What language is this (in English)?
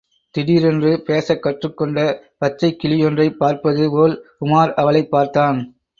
Tamil